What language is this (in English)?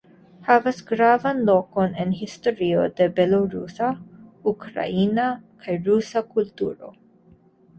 Esperanto